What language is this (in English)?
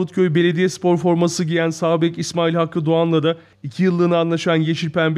Turkish